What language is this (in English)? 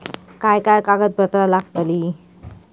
Marathi